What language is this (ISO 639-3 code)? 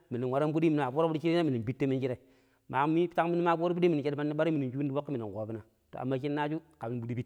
pip